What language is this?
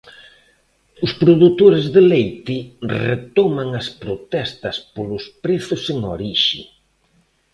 Galician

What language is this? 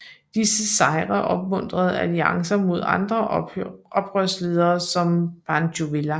Danish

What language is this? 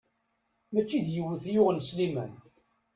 Kabyle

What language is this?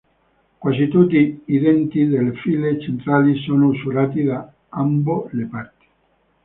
Italian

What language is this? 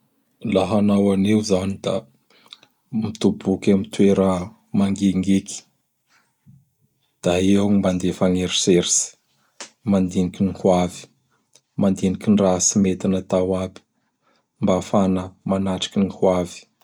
Bara Malagasy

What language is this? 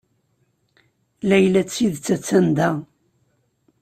Kabyle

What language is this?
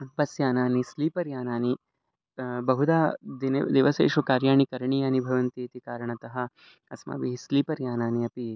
Sanskrit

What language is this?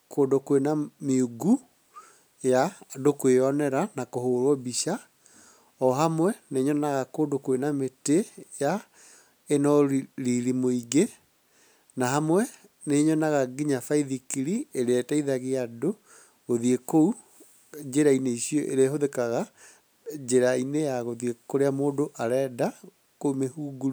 Kikuyu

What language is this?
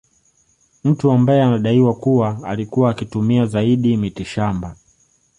Swahili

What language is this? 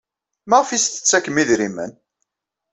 Kabyle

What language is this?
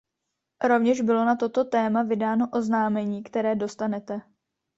Czech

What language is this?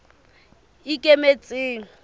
Southern Sotho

